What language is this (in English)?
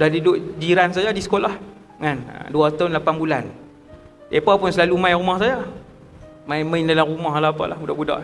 Malay